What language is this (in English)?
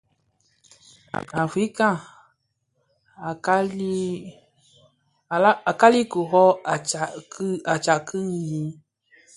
Bafia